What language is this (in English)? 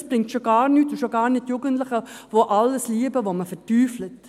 Swiss German